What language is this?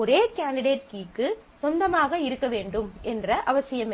Tamil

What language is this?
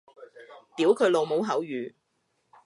Cantonese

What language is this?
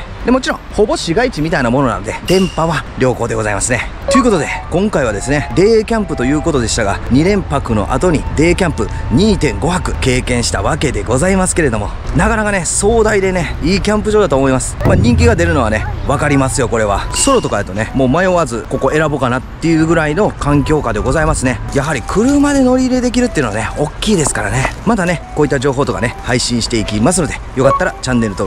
Japanese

